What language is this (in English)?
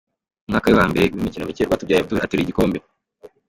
Kinyarwanda